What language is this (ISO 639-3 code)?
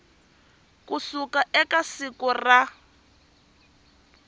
tso